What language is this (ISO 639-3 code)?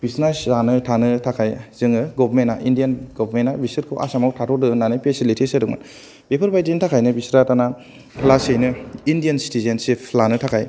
brx